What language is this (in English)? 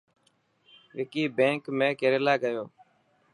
Dhatki